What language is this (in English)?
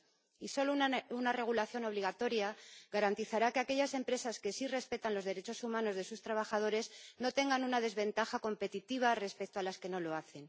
Spanish